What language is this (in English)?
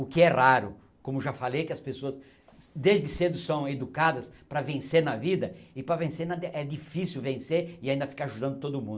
Portuguese